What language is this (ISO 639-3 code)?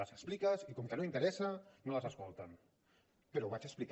cat